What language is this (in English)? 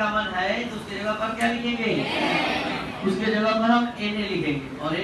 Hindi